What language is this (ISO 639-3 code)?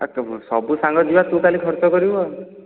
ori